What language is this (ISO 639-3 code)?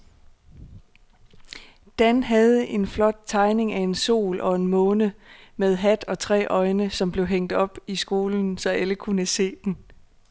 dan